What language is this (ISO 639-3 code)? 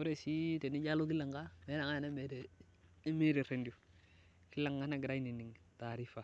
mas